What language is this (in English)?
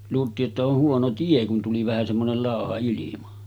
Finnish